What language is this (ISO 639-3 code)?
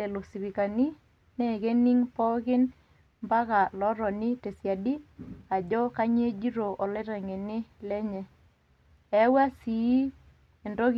mas